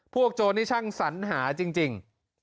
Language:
Thai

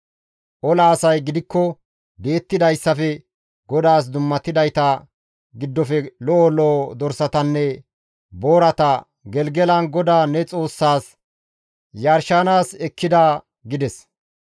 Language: Gamo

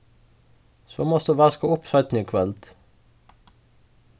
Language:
Faroese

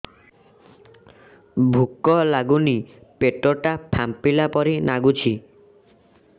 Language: Odia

